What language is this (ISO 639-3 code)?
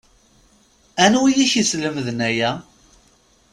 kab